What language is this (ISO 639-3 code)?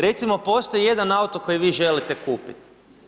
hrv